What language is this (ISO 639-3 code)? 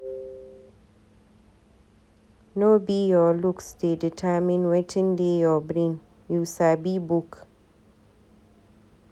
pcm